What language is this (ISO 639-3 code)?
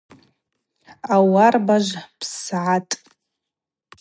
abq